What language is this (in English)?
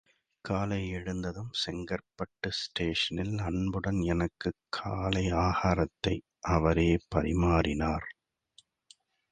Tamil